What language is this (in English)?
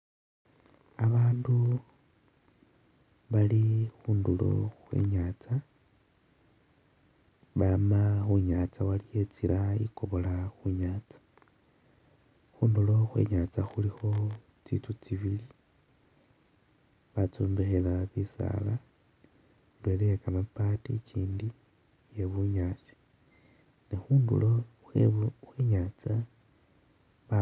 Masaaba